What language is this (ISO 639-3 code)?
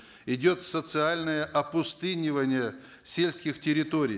kaz